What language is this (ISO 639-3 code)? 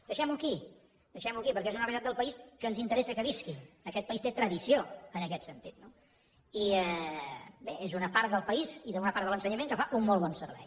cat